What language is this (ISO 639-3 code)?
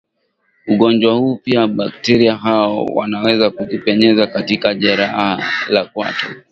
swa